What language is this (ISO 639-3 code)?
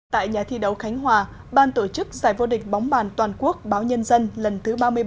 vie